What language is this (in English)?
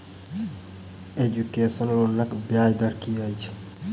Maithili